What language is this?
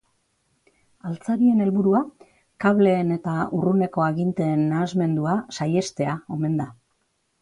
Basque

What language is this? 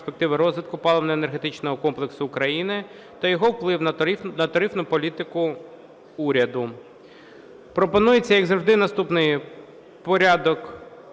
Ukrainian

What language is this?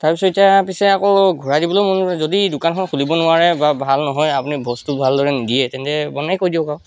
Assamese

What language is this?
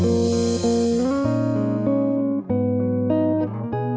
Indonesian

